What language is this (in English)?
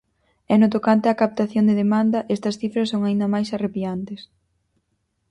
Galician